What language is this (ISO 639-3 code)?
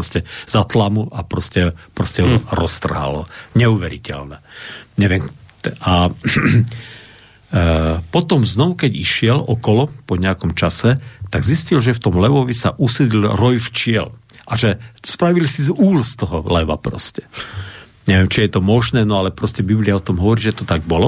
slk